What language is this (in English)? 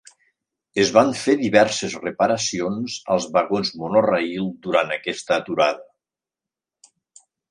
Catalan